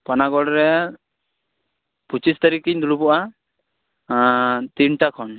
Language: Santali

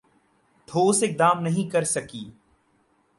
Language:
Urdu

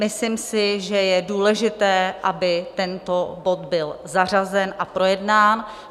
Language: Czech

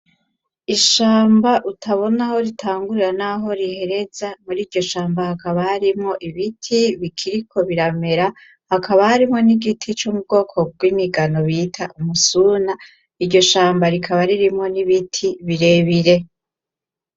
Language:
Rundi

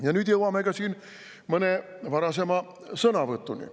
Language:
Estonian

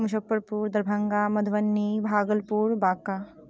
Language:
Maithili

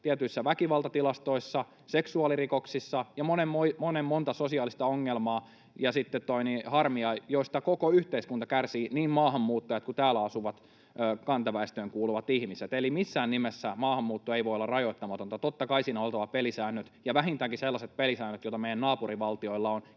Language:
Finnish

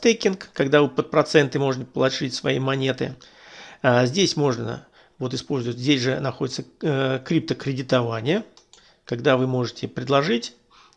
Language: Russian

